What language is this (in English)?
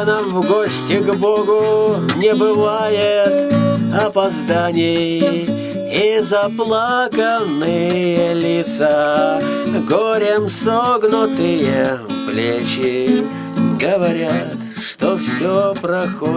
Russian